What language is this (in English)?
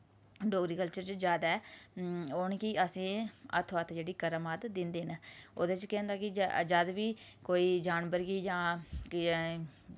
Dogri